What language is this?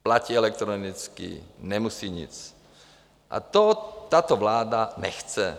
Czech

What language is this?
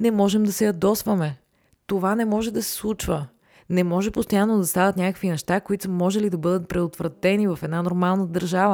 Bulgarian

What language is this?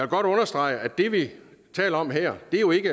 Danish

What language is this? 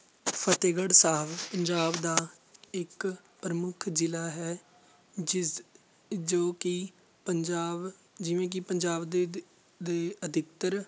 Punjabi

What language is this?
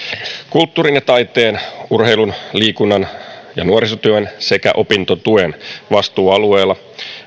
Finnish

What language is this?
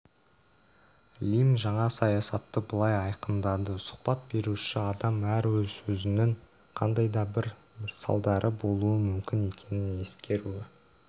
Kazakh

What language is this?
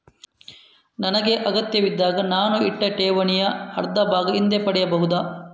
Kannada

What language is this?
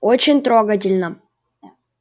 Russian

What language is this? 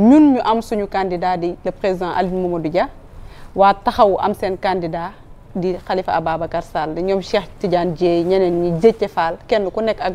French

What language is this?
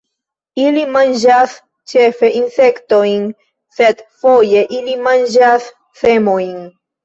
Esperanto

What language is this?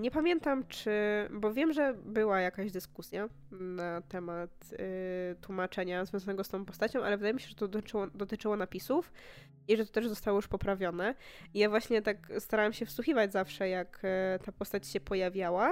Polish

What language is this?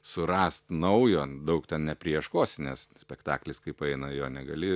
Lithuanian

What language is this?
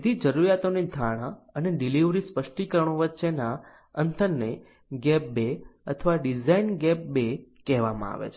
Gujarati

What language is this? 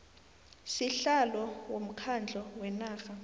South Ndebele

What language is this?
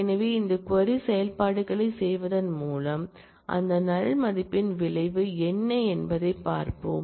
Tamil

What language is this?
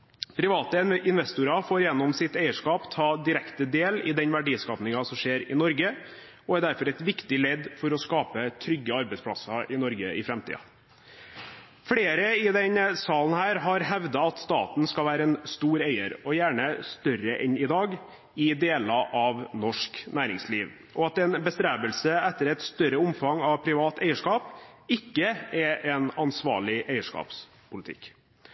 Norwegian Bokmål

